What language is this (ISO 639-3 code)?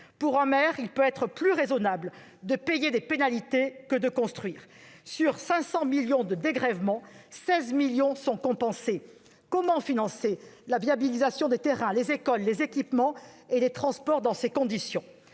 fra